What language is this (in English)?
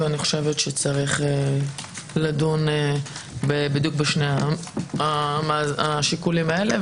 Hebrew